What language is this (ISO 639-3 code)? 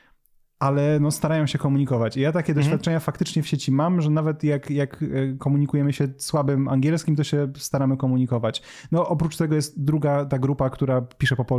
pol